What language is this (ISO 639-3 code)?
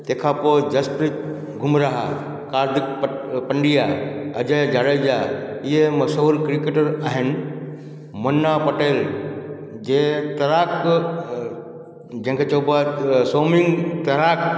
snd